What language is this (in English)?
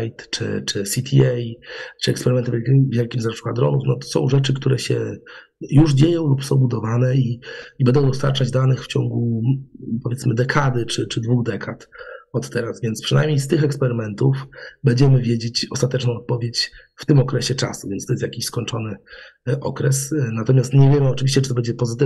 Polish